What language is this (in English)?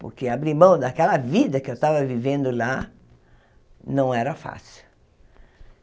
Portuguese